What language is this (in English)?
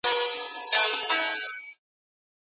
Pashto